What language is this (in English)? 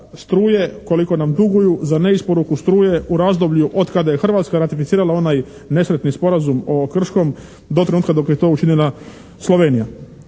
Croatian